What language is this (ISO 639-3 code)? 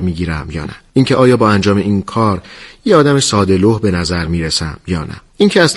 fas